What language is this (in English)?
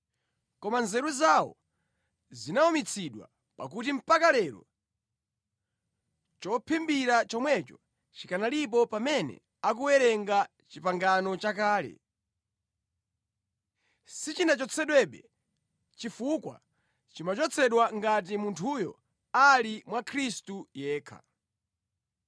Nyanja